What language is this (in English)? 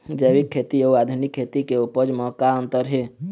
Chhattisgarhi